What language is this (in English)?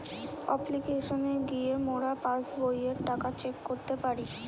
Bangla